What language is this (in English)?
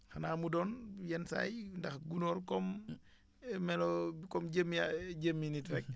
Wolof